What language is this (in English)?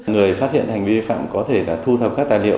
Vietnamese